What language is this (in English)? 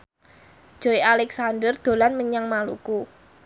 Javanese